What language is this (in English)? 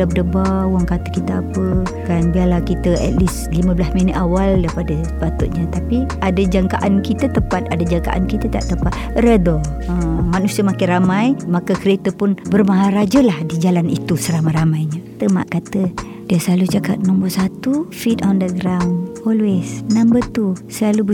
Malay